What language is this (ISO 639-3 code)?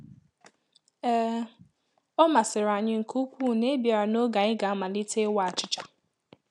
ibo